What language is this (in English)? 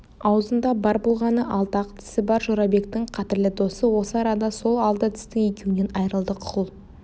Kazakh